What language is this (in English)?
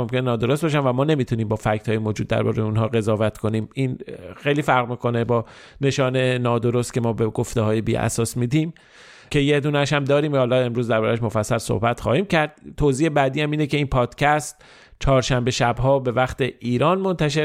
Persian